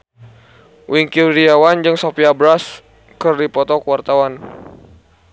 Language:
Sundanese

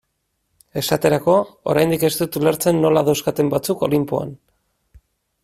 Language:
Basque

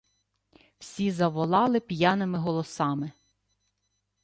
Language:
Ukrainian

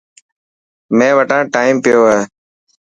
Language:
Dhatki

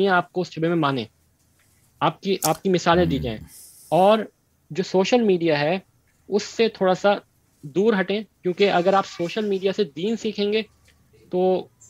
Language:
Urdu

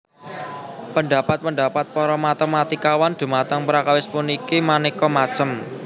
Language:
Javanese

